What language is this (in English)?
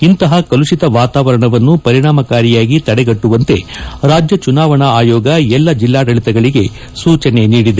Kannada